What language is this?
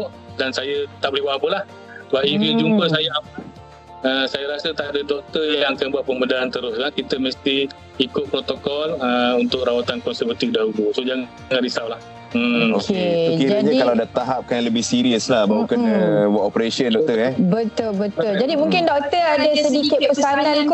Malay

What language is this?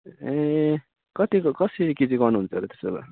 Nepali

